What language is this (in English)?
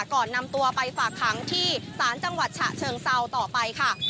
Thai